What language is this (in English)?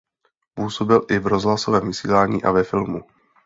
Czech